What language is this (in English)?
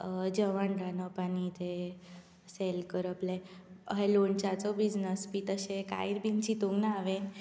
Konkani